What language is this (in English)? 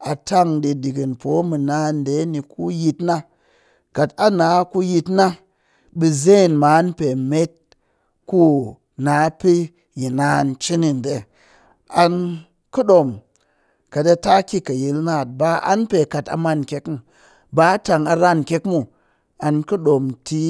Cakfem-Mushere